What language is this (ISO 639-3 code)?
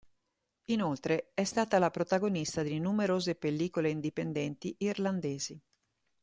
ita